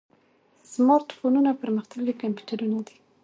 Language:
Pashto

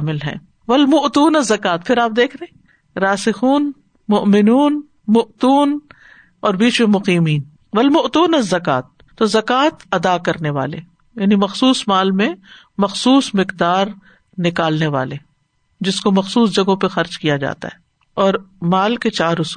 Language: Urdu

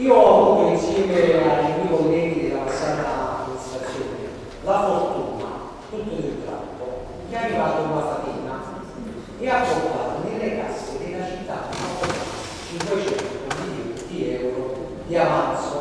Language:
Italian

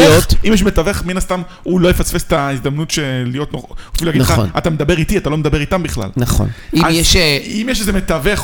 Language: Hebrew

